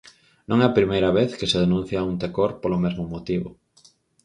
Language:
Galician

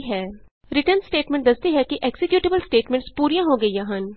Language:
Punjabi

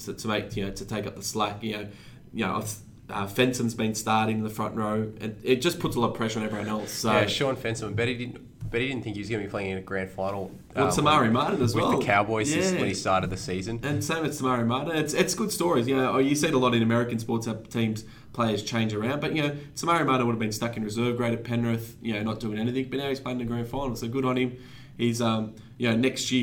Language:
English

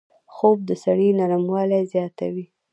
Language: Pashto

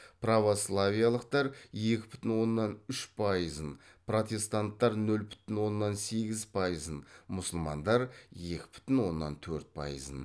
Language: Kazakh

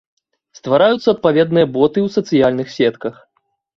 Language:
Belarusian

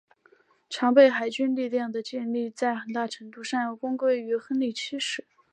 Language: Chinese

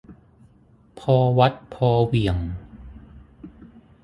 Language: Thai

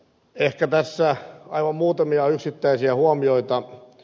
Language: Finnish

